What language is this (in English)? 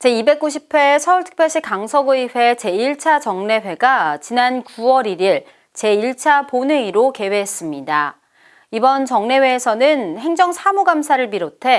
Korean